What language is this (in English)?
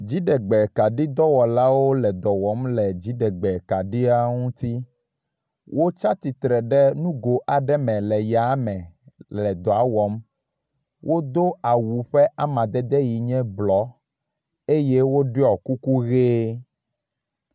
Ewe